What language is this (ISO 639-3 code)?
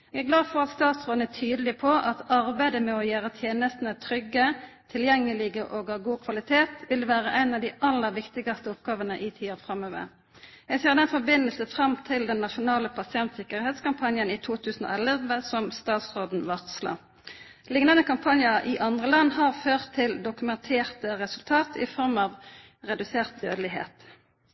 nno